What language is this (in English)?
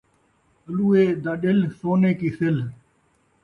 Saraiki